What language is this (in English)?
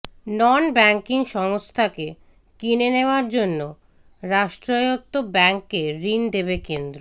Bangla